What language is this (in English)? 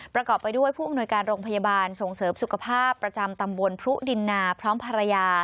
Thai